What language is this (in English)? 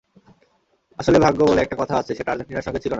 Bangla